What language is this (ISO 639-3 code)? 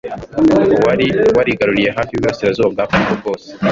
kin